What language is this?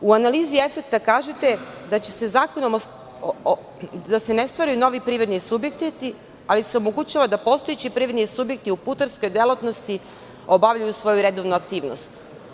Serbian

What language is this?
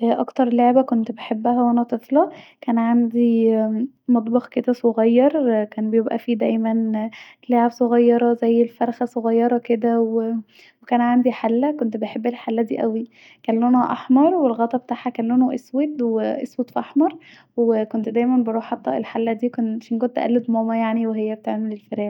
Egyptian Arabic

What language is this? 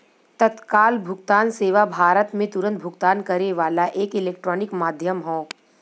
Bhojpuri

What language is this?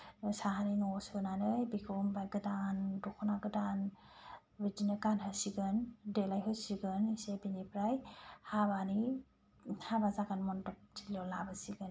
Bodo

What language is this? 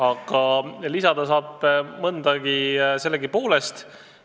Estonian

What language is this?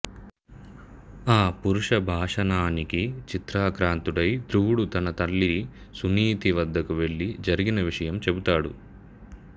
Telugu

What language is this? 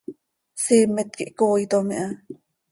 Seri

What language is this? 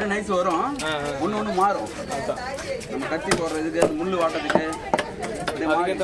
Arabic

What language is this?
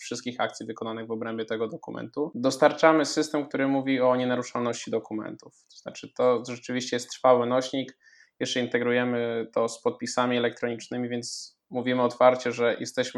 Polish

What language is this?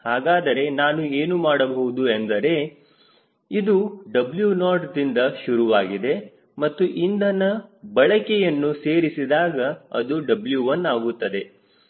Kannada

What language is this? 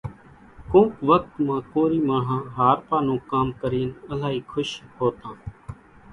Kachi Koli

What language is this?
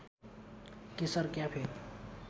Nepali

